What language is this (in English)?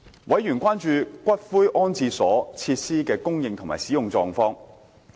Cantonese